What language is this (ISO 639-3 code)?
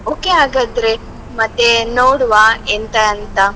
kan